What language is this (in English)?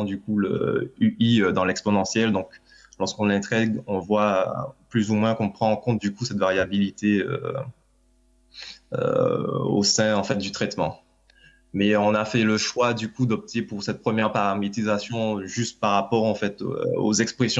French